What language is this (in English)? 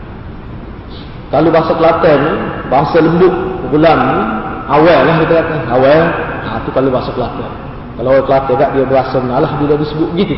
Malay